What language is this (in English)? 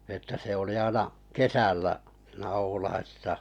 Finnish